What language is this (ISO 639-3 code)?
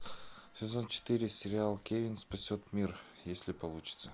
rus